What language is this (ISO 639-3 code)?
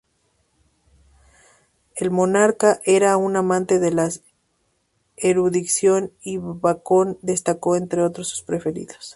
spa